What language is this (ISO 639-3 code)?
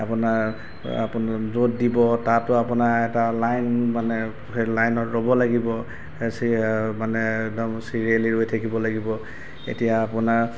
asm